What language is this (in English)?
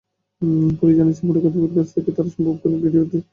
Bangla